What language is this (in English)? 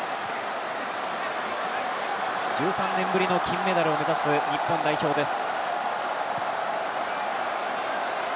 Japanese